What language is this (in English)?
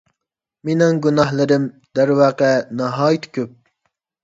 Uyghur